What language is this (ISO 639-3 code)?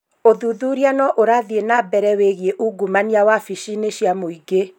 kik